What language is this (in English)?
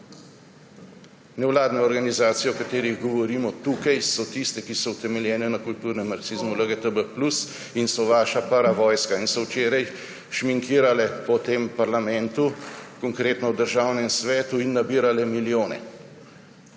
Slovenian